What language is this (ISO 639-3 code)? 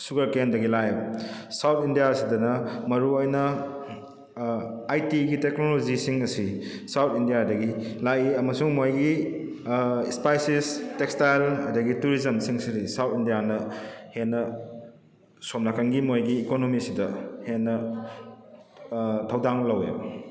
mni